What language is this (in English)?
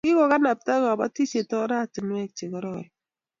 Kalenjin